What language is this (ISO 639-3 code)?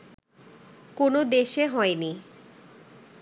ben